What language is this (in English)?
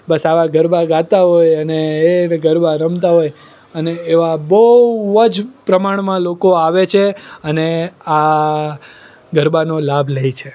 Gujarati